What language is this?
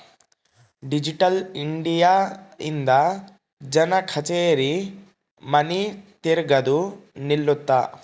Kannada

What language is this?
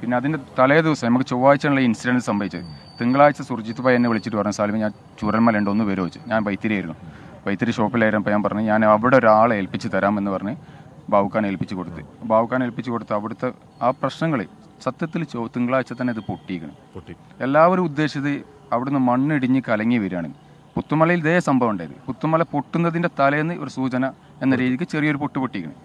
Malayalam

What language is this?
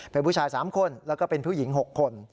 Thai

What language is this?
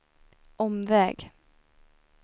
Swedish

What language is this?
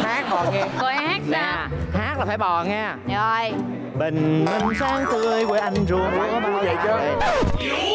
Vietnamese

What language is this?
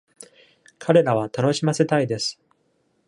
Japanese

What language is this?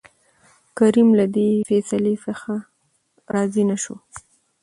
Pashto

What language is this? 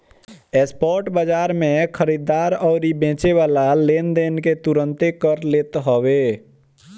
Bhojpuri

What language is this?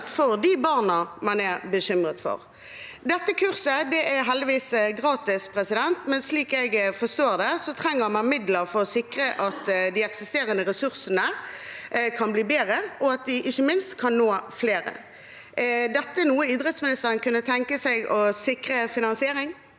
Norwegian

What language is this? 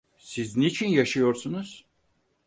Turkish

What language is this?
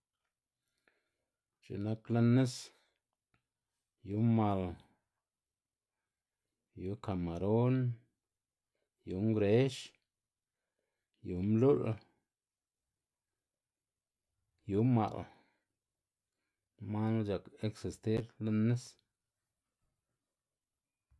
Xanaguía Zapotec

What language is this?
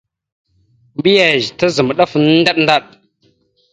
Mada (Cameroon)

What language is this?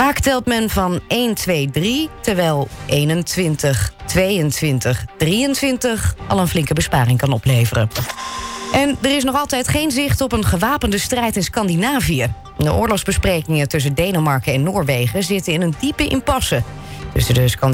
Dutch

